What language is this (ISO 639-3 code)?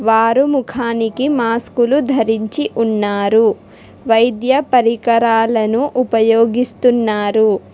tel